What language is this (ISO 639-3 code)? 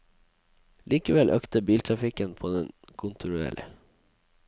nor